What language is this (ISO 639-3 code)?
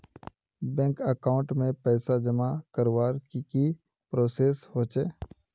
mag